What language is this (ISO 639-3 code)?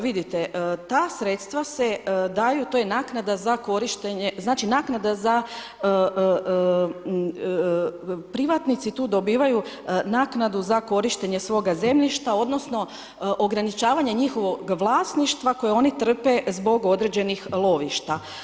hrv